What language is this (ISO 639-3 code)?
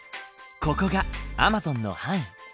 jpn